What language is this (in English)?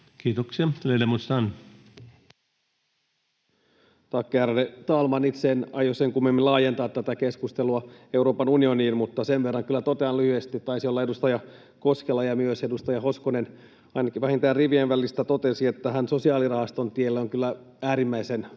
Finnish